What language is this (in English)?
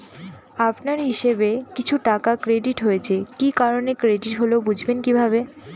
Bangla